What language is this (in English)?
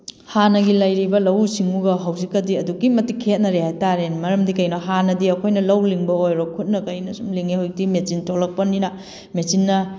Manipuri